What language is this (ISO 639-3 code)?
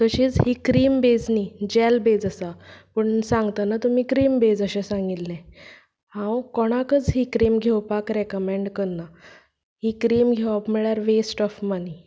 kok